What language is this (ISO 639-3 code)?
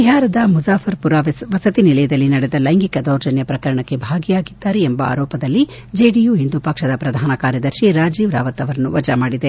kan